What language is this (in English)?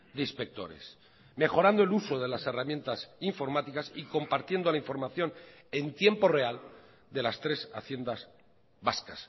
Spanish